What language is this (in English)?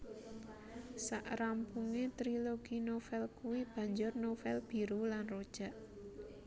Javanese